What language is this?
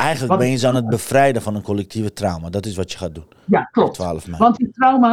Dutch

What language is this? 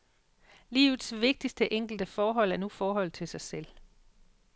Danish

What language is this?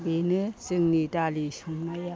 Bodo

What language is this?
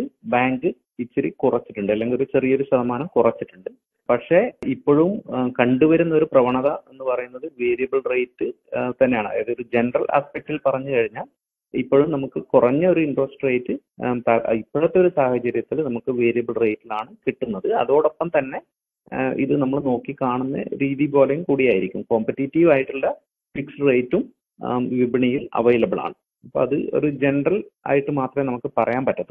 Malayalam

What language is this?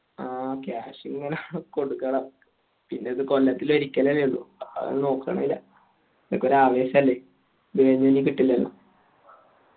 Malayalam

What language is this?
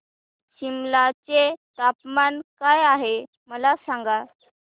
Marathi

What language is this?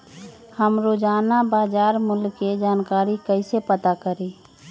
Magahi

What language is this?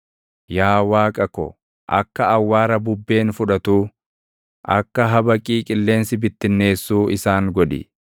Oromo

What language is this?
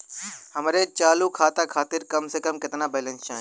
Bhojpuri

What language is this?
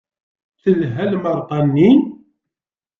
Kabyle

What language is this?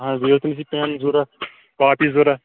Kashmiri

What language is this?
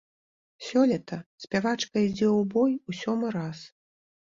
Belarusian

